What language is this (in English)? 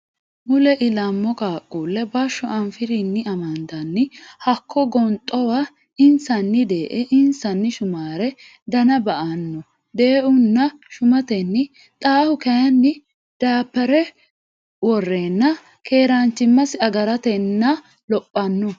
Sidamo